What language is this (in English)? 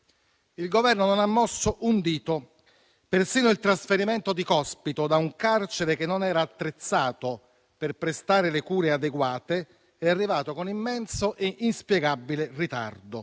Italian